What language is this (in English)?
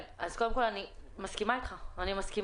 Hebrew